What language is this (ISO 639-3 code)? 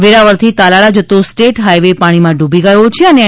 guj